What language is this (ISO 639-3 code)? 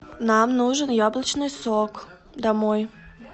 rus